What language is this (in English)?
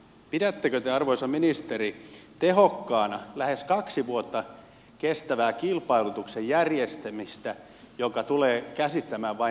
Finnish